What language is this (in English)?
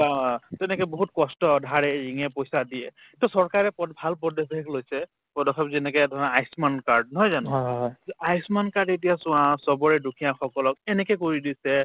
Assamese